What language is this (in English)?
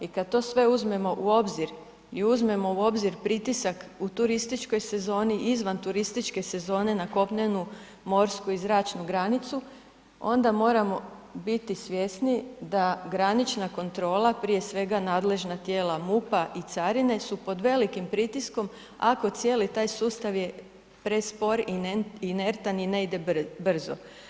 Croatian